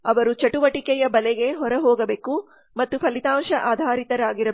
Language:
Kannada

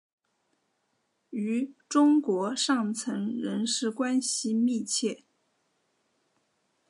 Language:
Chinese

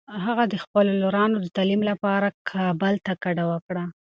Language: Pashto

